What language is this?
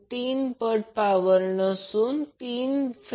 Marathi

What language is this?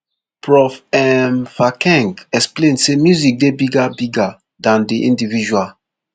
Nigerian Pidgin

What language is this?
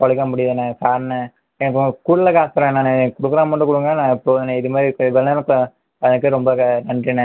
Tamil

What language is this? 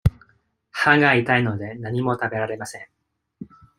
Japanese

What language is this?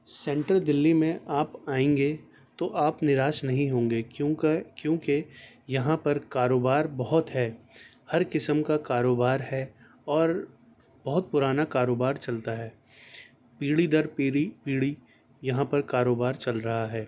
Urdu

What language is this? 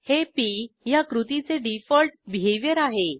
Marathi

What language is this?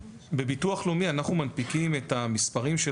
Hebrew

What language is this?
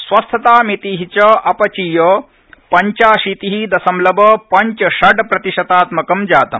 Sanskrit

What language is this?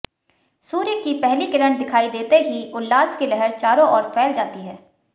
Hindi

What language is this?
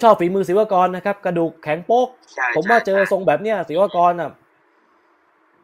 Thai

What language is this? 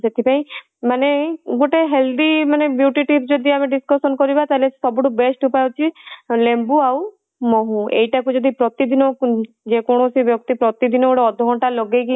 Odia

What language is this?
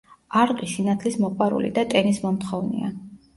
Georgian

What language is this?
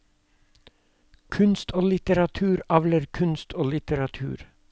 Norwegian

